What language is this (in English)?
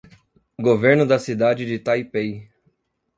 Portuguese